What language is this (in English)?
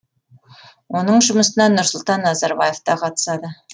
Kazakh